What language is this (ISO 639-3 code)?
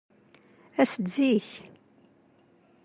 kab